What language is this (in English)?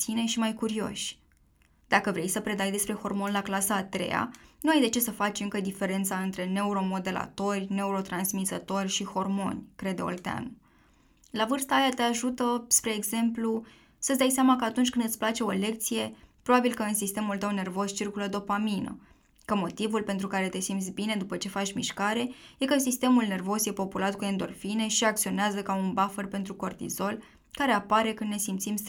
Romanian